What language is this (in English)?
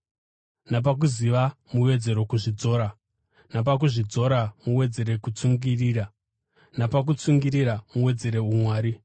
Shona